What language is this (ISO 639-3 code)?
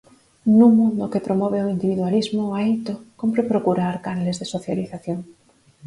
glg